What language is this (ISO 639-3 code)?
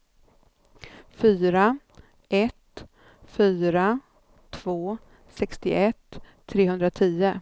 swe